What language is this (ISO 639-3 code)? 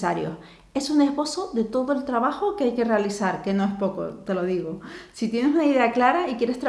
spa